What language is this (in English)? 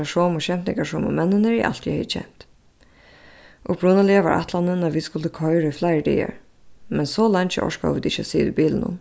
Faroese